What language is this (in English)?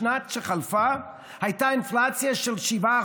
Hebrew